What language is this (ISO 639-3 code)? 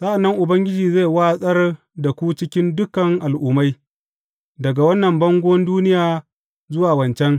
hau